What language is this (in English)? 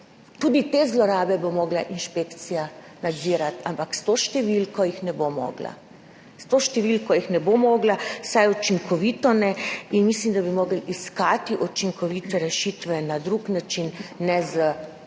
Slovenian